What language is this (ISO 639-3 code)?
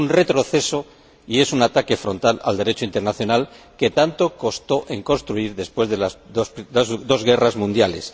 spa